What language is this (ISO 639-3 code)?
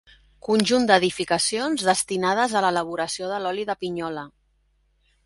cat